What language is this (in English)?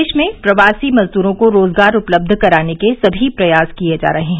Hindi